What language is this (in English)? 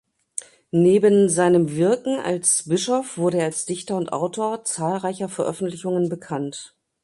German